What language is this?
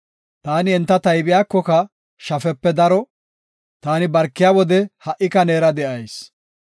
Gofa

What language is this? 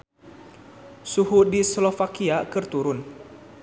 Sundanese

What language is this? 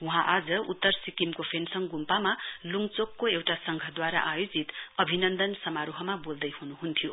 Nepali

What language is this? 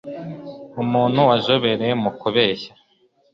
Kinyarwanda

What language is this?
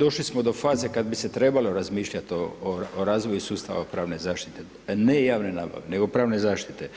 Croatian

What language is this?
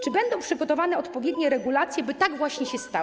Polish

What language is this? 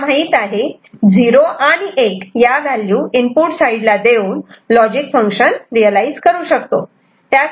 Marathi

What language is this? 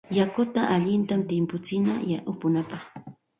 Santa Ana de Tusi Pasco Quechua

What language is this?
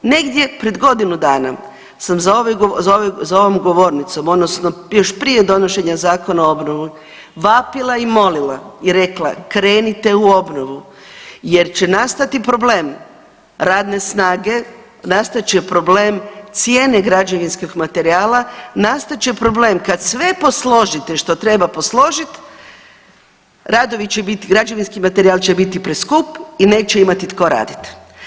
Croatian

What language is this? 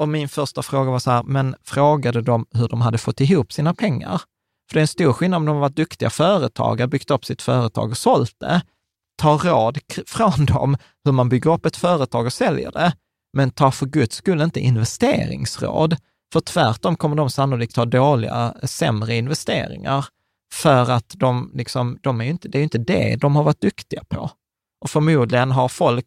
Swedish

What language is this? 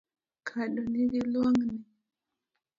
Luo (Kenya and Tanzania)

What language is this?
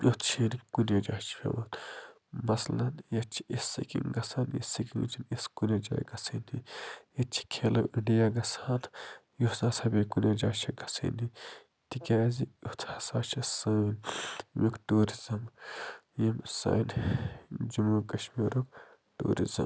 Kashmiri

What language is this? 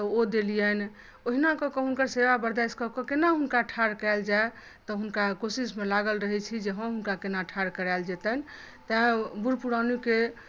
Maithili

